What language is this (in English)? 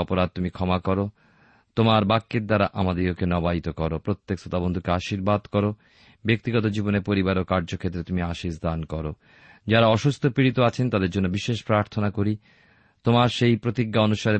Bangla